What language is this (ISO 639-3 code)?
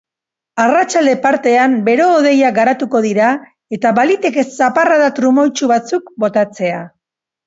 eus